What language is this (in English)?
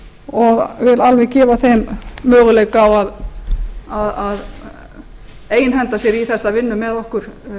Icelandic